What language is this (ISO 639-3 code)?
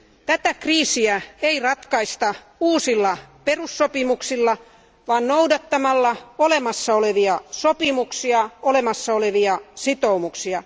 fin